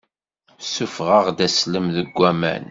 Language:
Kabyle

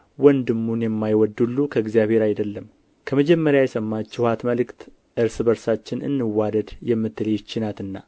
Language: Amharic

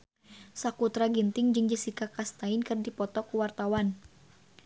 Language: Sundanese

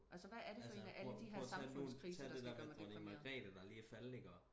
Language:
Danish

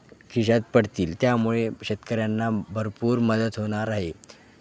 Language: Marathi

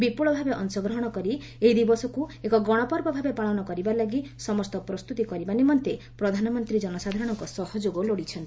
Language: Odia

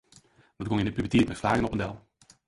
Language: Western Frisian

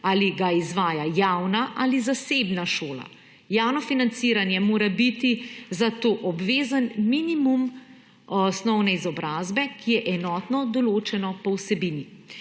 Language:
Slovenian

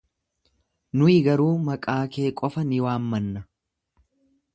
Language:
Oromo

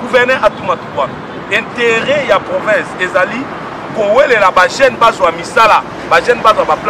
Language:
French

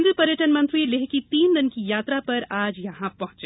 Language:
Hindi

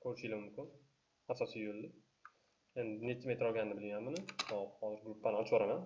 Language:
Turkish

